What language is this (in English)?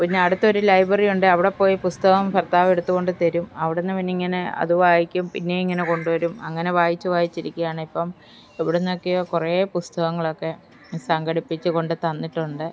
Malayalam